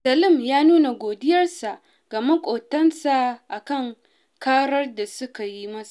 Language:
Hausa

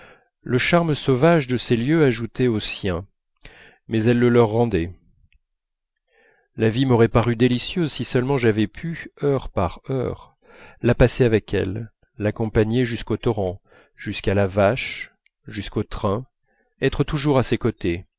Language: French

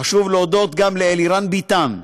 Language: Hebrew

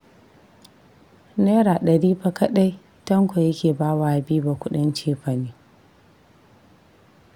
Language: Hausa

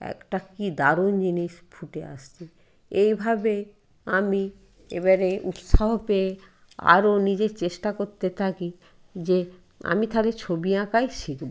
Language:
Bangla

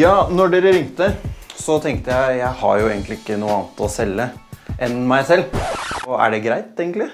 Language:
Norwegian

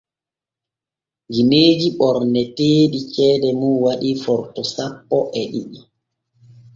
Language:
Borgu Fulfulde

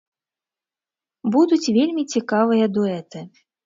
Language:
Belarusian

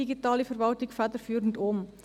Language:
Swiss German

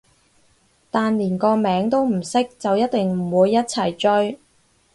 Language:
Cantonese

